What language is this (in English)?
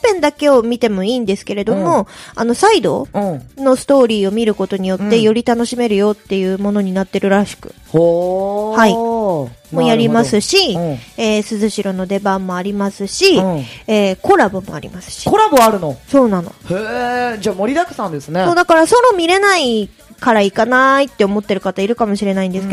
Japanese